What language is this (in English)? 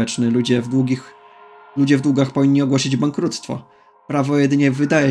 Polish